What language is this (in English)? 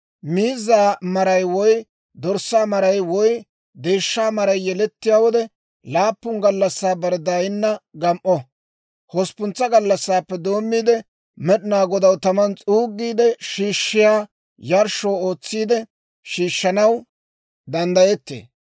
Dawro